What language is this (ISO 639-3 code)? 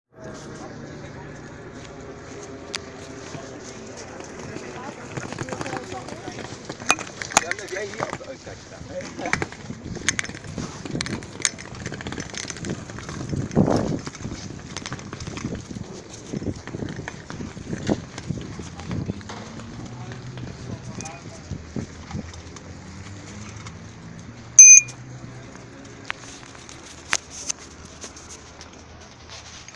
tha